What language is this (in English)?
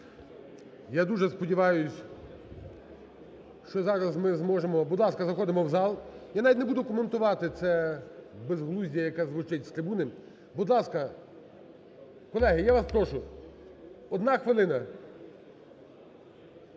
Ukrainian